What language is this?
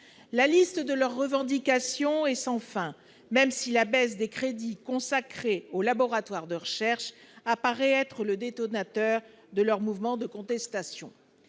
French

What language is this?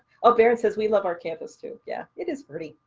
English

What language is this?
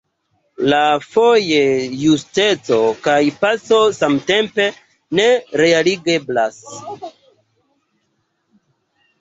Esperanto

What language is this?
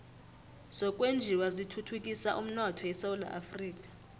South Ndebele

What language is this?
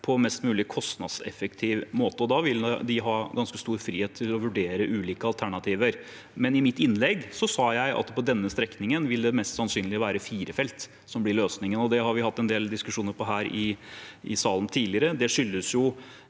Norwegian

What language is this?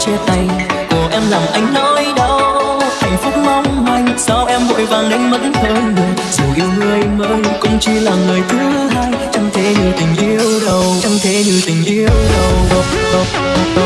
Vietnamese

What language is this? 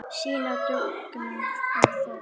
Icelandic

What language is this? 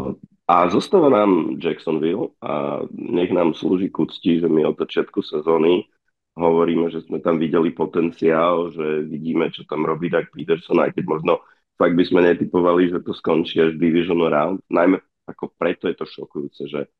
Slovak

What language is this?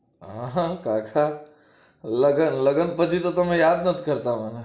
Gujarati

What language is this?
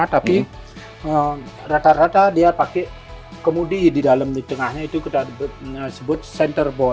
Indonesian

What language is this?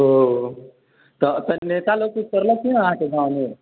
Maithili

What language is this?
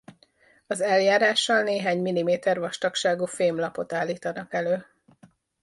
Hungarian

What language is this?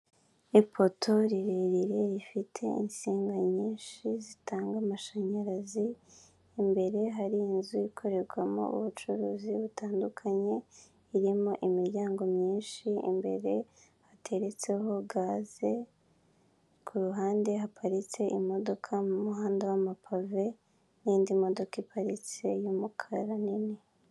Kinyarwanda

